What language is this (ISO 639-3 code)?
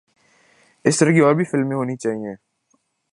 urd